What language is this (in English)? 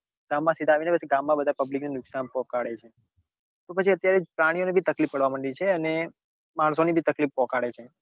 Gujarati